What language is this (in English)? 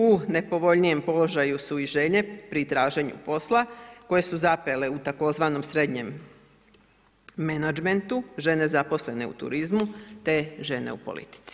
Croatian